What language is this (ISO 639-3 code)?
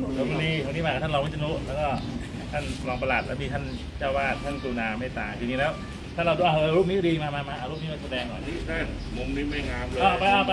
tha